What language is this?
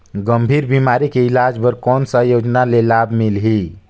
Chhattisgarhi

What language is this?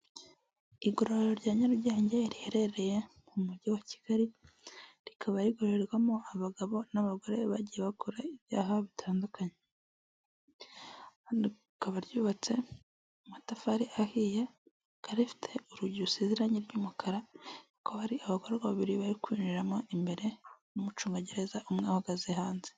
Kinyarwanda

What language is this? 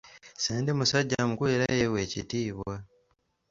Ganda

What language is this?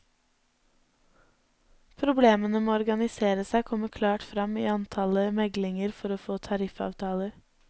Norwegian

